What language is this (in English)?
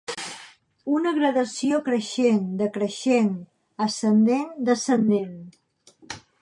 Catalan